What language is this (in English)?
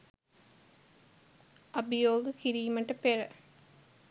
Sinhala